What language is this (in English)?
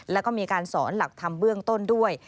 Thai